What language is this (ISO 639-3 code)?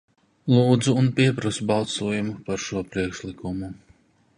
lav